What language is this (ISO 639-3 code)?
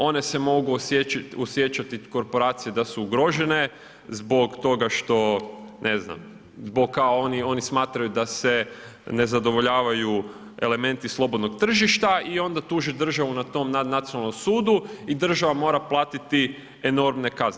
hrv